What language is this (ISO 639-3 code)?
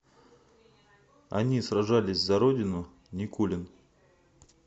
rus